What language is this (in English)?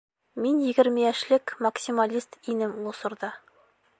Bashkir